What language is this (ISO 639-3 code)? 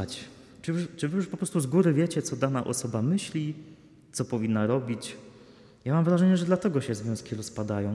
pol